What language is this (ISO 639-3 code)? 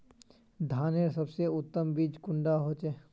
mag